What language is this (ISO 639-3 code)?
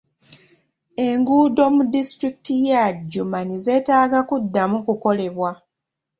lug